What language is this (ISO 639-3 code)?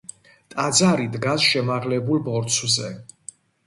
kat